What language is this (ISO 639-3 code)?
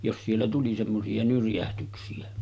fin